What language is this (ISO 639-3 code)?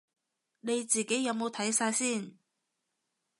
yue